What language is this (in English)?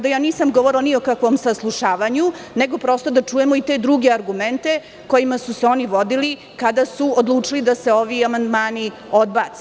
Serbian